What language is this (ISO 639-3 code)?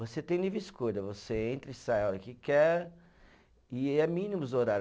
por